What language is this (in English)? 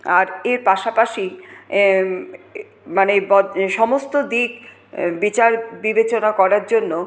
Bangla